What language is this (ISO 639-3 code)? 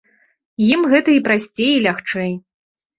bel